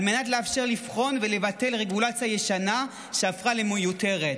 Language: Hebrew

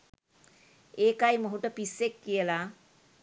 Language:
Sinhala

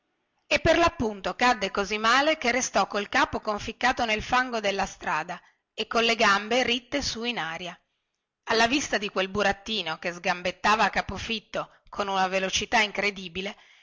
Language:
Italian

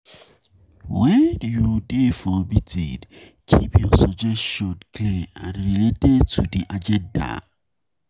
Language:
Nigerian Pidgin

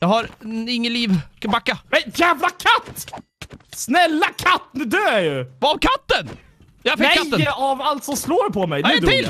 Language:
Swedish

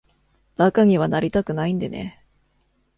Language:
Japanese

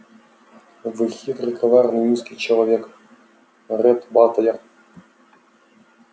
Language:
Russian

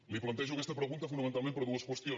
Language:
Catalan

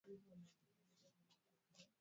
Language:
Swahili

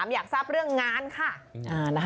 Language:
Thai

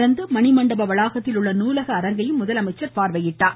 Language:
Tamil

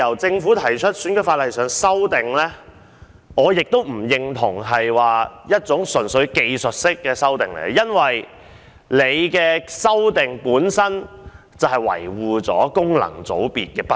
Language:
Cantonese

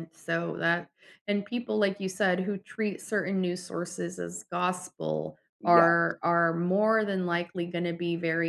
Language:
English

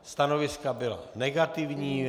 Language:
Czech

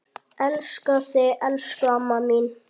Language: Icelandic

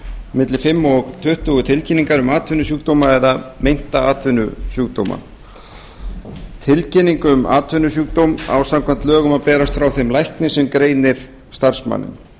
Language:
Icelandic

